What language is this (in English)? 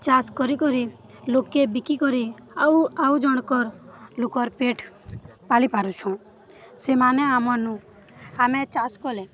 Odia